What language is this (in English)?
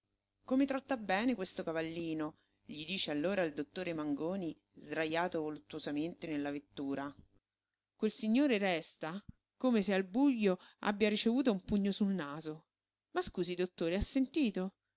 Italian